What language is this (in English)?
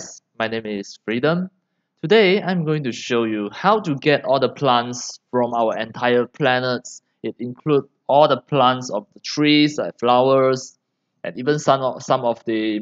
English